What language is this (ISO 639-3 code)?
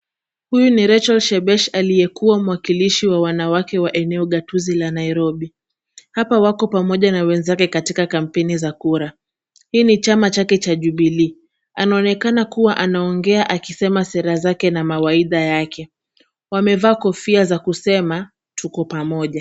swa